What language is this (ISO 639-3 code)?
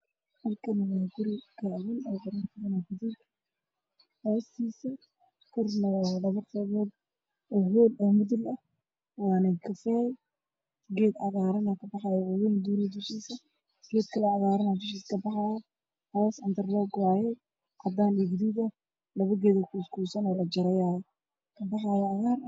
som